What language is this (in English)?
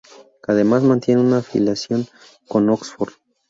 Spanish